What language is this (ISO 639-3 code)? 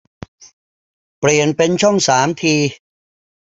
tha